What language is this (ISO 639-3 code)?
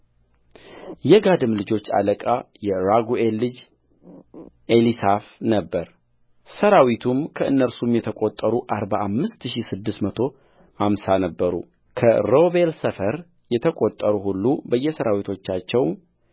amh